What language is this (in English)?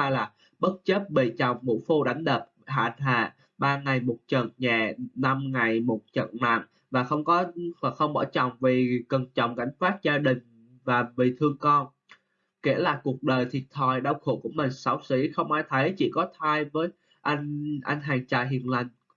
Vietnamese